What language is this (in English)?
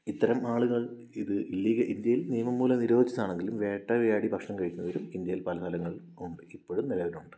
Malayalam